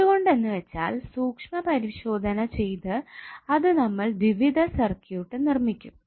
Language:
Malayalam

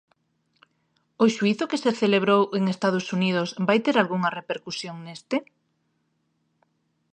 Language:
Galician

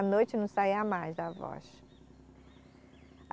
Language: Portuguese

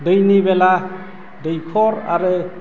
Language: Bodo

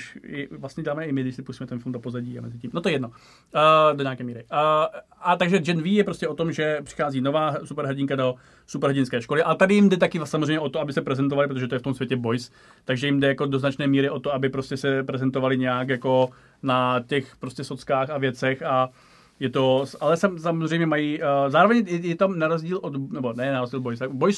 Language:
Czech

